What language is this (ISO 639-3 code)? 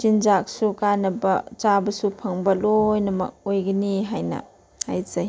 mni